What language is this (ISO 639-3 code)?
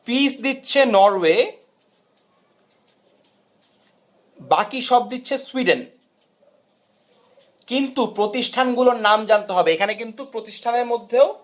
ben